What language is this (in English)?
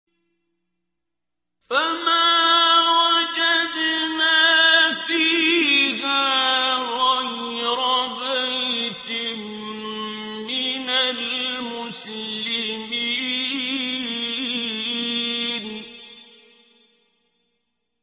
Arabic